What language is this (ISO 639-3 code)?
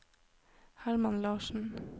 nor